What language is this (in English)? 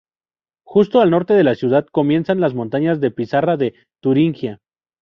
Spanish